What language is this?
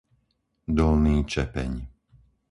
Slovak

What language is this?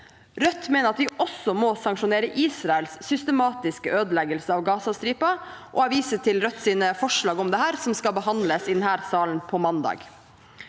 Norwegian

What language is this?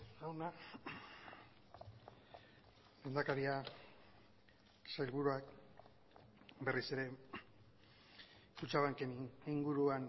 Basque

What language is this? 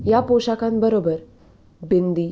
Marathi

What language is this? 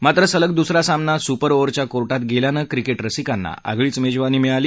Marathi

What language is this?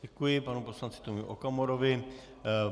Czech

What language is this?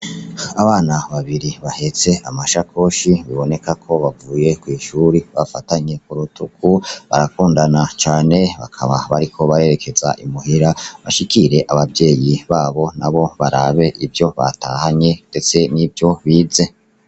Rundi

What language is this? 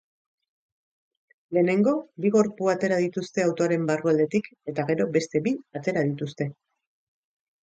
Basque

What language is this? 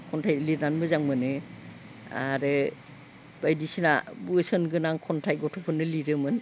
Bodo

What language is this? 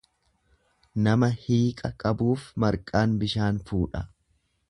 Oromo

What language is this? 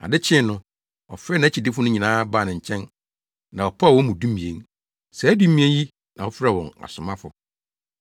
Akan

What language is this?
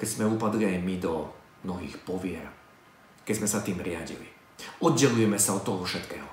Slovak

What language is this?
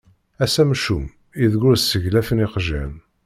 Kabyle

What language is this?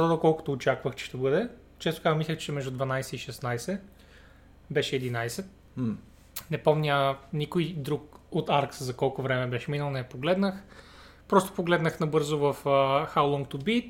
Bulgarian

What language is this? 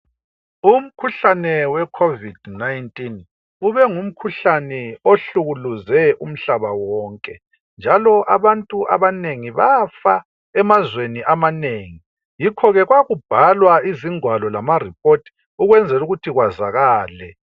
North Ndebele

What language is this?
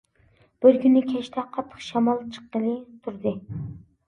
Uyghur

